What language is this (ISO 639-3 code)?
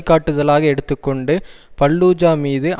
tam